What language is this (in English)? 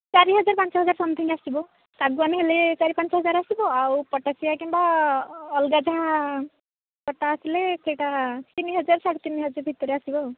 Odia